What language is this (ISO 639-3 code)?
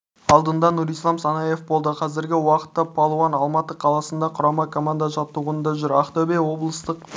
kaz